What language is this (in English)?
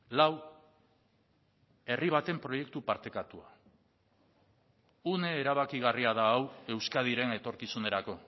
Basque